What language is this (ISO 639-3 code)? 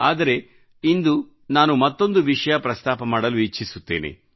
kan